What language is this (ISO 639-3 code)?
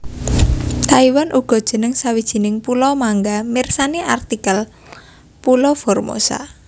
jav